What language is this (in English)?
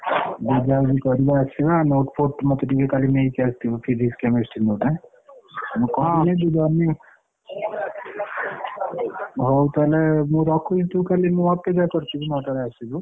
Odia